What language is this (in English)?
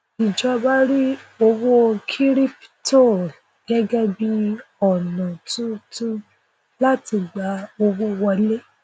Yoruba